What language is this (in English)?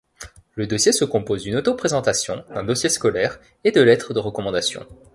French